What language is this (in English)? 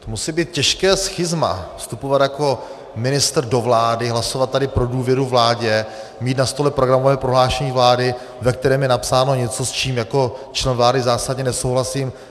Czech